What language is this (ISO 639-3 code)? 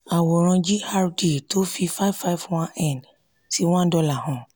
yor